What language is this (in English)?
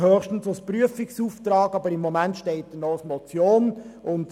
Swiss German